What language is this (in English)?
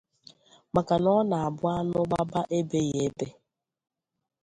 Igbo